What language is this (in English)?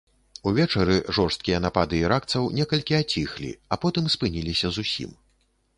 Belarusian